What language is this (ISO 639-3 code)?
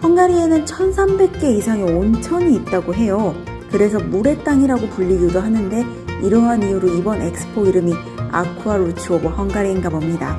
kor